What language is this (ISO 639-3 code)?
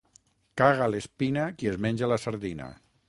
cat